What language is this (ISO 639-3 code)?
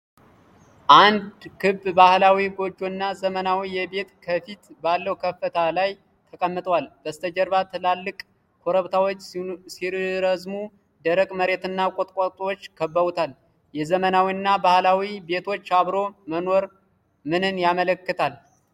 amh